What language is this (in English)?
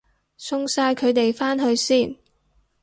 Cantonese